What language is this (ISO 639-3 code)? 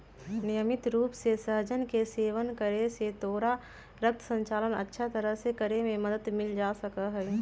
mag